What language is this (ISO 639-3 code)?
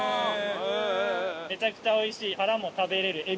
jpn